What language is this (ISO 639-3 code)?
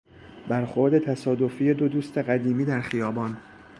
fas